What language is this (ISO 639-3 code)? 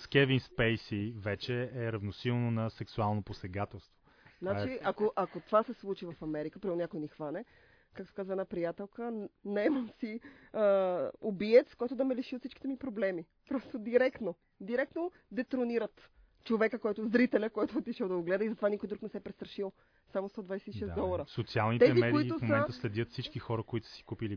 bul